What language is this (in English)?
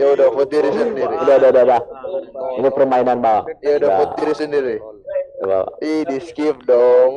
Indonesian